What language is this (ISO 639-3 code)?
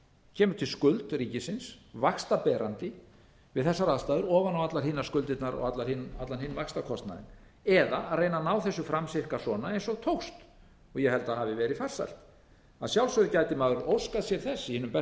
isl